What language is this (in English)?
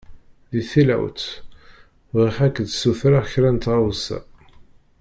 Kabyle